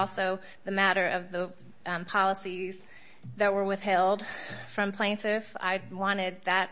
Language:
English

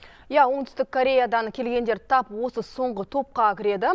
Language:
Kazakh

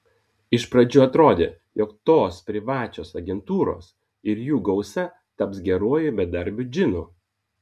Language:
Lithuanian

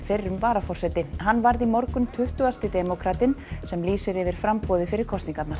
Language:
Icelandic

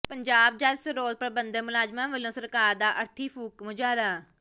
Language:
Punjabi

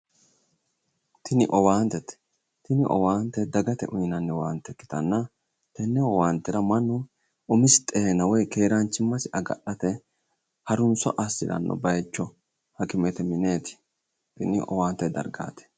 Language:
Sidamo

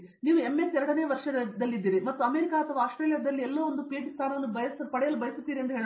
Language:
Kannada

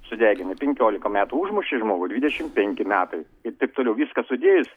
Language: Lithuanian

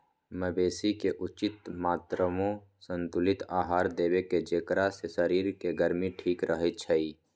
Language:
Magahi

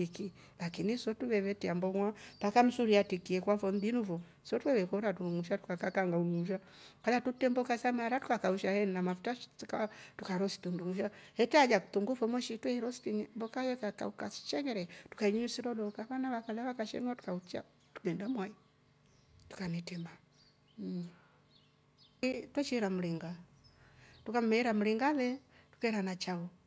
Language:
Rombo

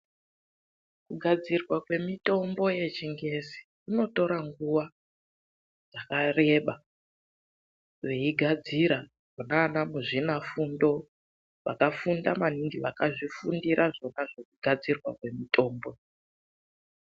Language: Ndau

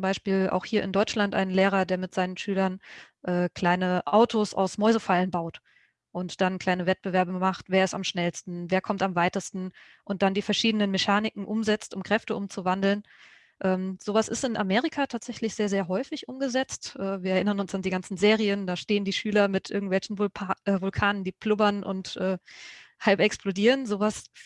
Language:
German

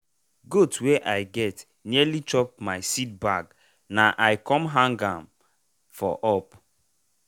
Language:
Nigerian Pidgin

